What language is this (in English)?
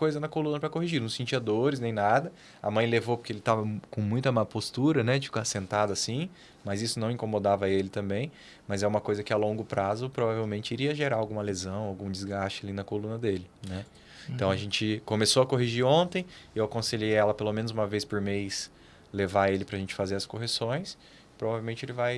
Portuguese